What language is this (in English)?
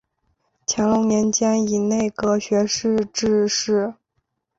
Chinese